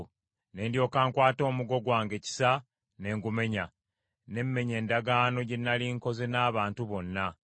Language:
Ganda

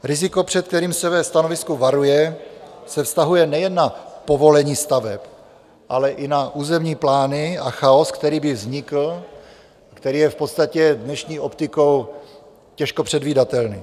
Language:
Czech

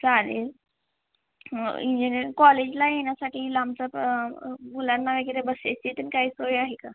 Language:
Marathi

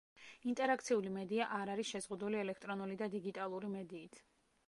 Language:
Georgian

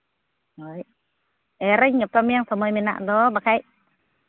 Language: Santali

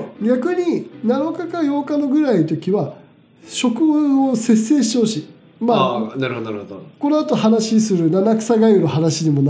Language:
Japanese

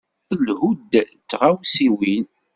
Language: Kabyle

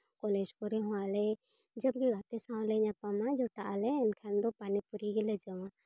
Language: Santali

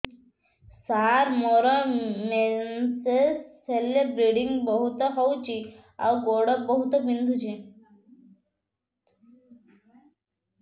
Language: Odia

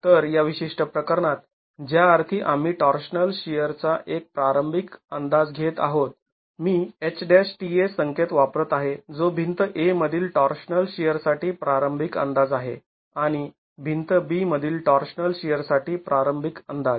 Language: Marathi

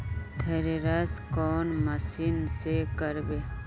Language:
Magahi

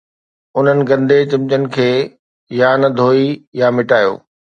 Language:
Sindhi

